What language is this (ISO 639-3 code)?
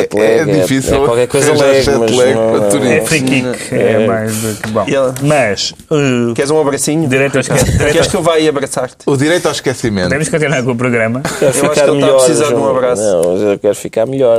por